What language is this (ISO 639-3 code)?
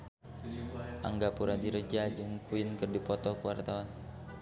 sun